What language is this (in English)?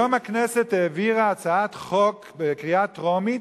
Hebrew